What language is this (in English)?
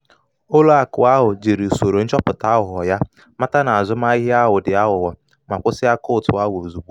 Igbo